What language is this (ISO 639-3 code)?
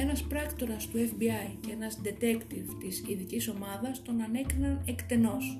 ell